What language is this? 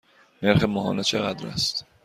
Persian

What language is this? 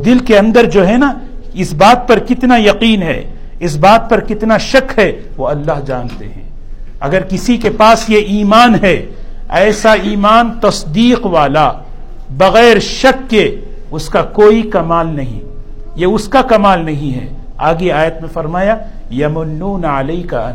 Urdu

